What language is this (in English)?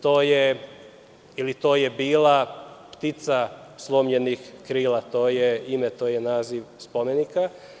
Serbian